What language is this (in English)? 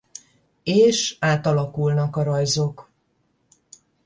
Hungarian